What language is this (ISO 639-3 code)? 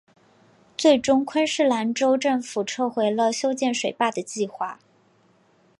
zho